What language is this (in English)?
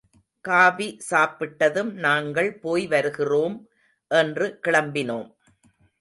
Tamil